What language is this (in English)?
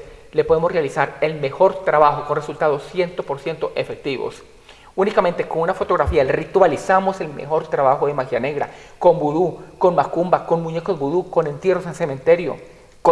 Spanish